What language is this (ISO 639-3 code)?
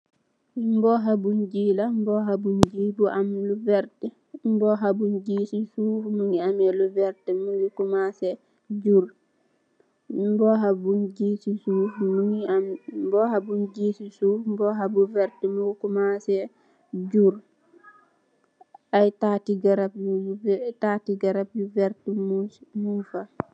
wol